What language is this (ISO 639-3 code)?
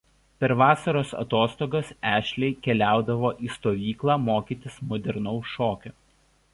lit